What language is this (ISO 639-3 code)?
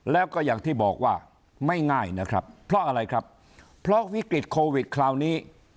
tha